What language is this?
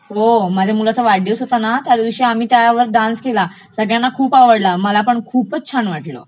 Marathi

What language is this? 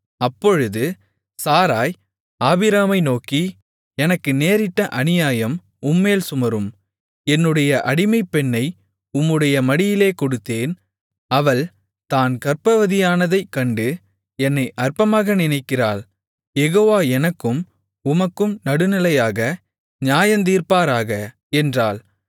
Tamil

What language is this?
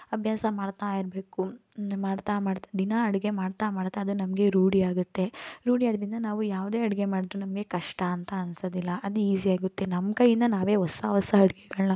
Kannada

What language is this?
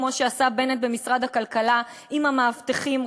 Hebrew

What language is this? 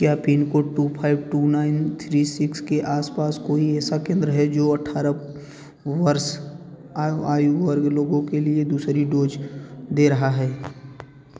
Hindi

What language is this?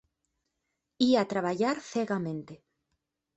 Galician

